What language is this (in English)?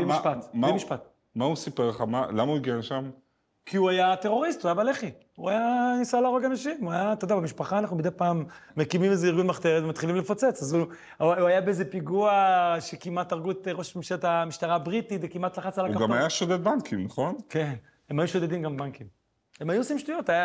Hebrew